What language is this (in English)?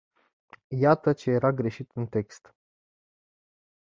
Romanian